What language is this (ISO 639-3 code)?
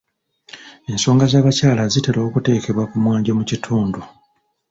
lug